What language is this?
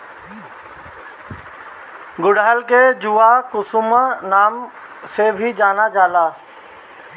Bhojpuri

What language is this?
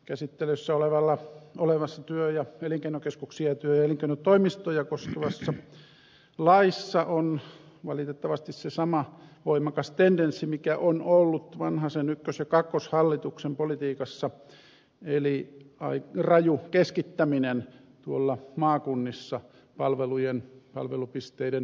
Finnish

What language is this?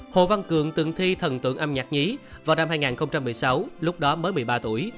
Vietnamese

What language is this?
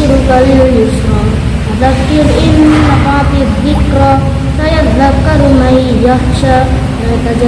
Indonesian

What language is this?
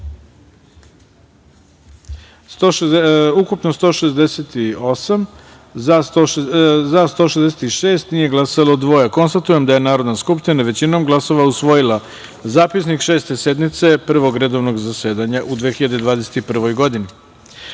Serbian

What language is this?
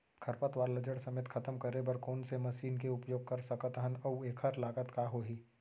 Chhattisgarhi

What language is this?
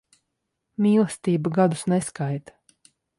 Latvian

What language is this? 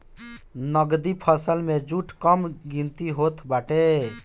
Bhojpuri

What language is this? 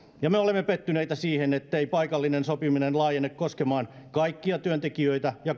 Finnish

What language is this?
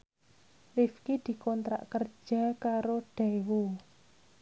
Javanese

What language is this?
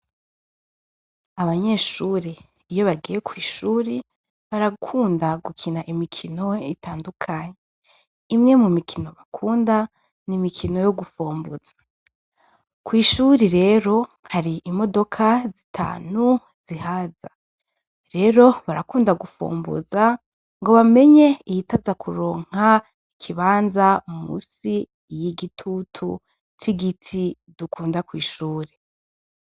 Rundi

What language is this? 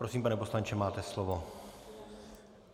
Czech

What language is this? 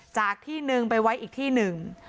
Thai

